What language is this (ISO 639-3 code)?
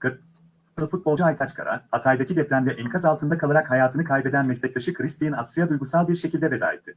tur